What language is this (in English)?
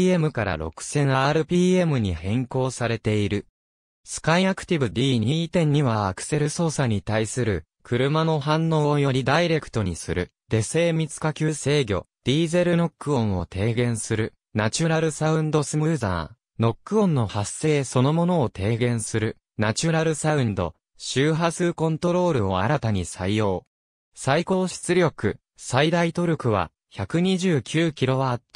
Japanese